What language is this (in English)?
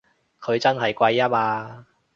Cantonese